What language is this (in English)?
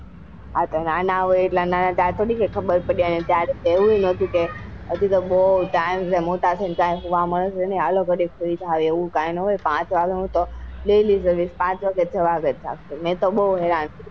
Gujarati